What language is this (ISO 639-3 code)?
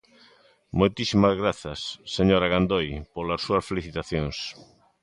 glg